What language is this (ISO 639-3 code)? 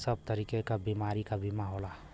bho